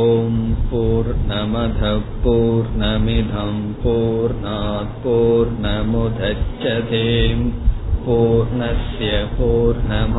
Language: Tamil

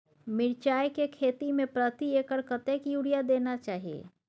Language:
Maithili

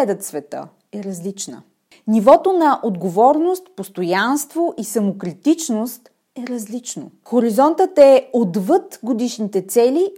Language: Bulgarian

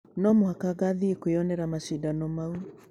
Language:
Kikuyu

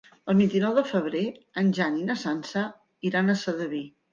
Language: Catalan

